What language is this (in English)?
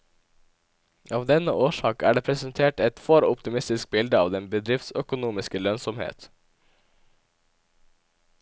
Norwegian